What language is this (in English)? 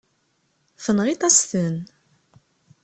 Kabyle